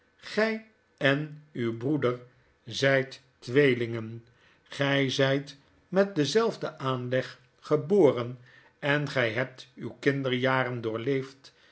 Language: Dutch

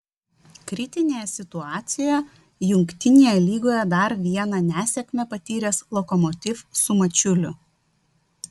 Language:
Lithuanian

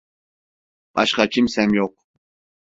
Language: Turkish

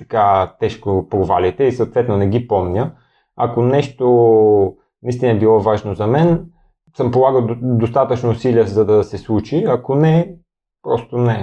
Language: Bulgarian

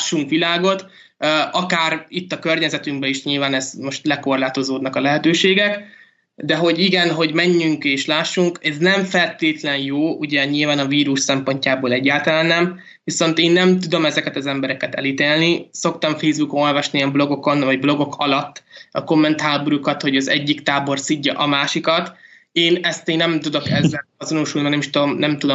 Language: Hungarian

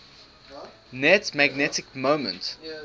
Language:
English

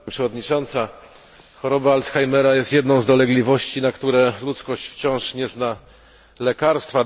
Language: Polish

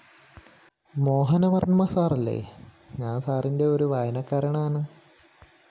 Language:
Malayalam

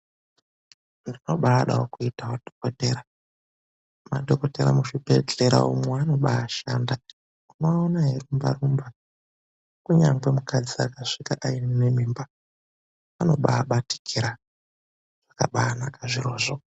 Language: Ndau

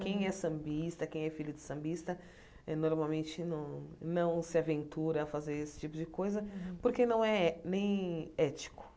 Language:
Portuguese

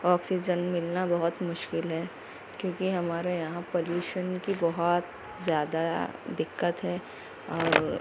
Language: Urdu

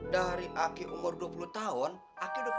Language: Indonesian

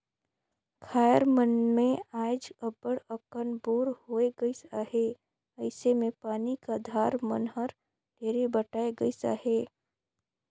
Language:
Chhattisgarhi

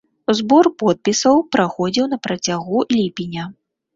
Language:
Belarusian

